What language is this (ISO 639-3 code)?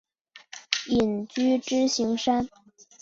zho